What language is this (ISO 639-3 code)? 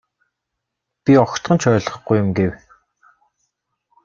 mon